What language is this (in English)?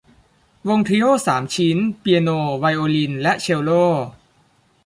Thai